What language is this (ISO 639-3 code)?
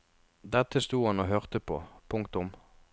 nor